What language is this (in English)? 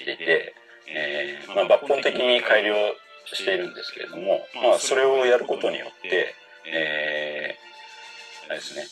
Japanese